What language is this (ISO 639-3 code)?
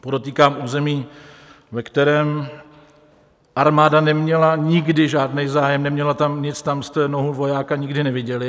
ces